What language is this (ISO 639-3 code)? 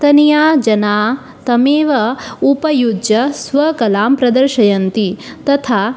san